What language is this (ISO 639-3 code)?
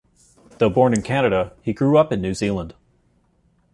eng